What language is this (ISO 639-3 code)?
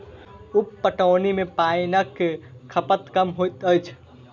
mai